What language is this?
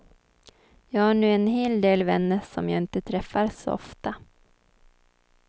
Swedish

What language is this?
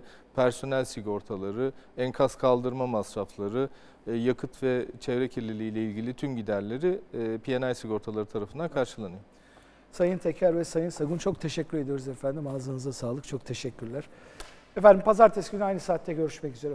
Turkish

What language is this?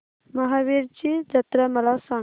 Marathi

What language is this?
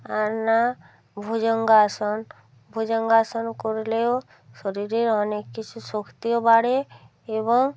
Bangla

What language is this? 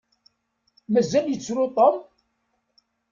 Kabyle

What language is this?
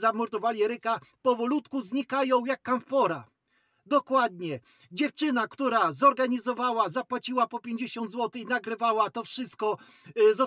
Polish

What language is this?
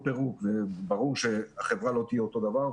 Hebrew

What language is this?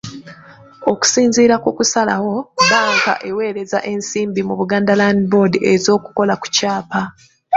Ganda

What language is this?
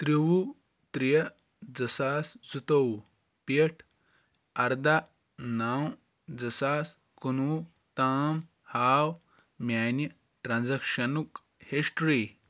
Kashmiri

